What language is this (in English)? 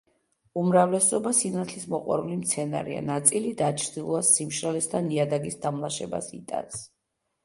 Georgian